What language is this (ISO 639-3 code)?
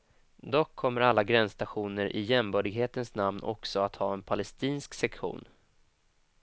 swe